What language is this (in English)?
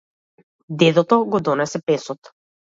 Macedonian